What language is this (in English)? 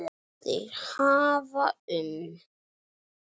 Icelandic